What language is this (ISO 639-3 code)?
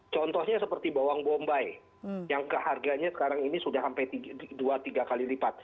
ind